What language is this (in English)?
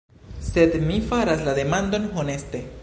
Esperanto